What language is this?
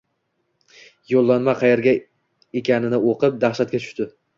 Uzbek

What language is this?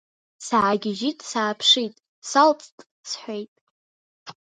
Abkhazian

